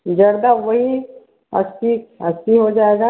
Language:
Hindi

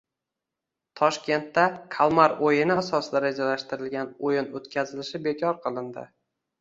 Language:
Uzbek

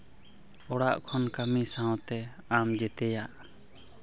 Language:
Santali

